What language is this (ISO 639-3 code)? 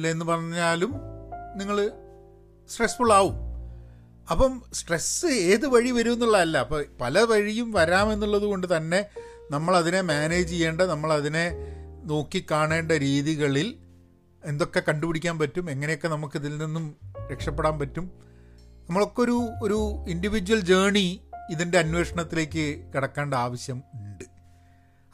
mal